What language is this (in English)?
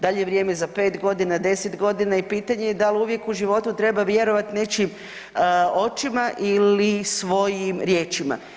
Croatian